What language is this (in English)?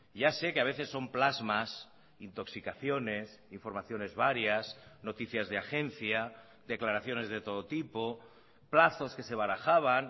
Spanish